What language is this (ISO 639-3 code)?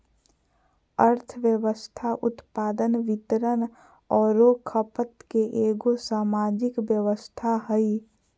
mag